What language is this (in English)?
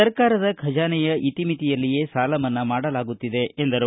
Kannada